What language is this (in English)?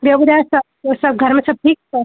Sindhi